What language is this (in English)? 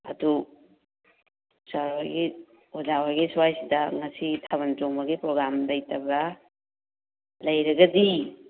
Manipuri